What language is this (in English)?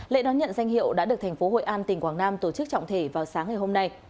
Vietnamese